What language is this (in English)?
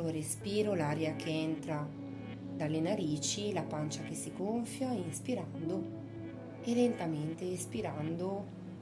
Italian